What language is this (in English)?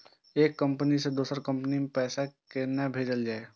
Maithili